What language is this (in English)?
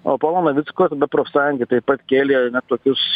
Lithuanian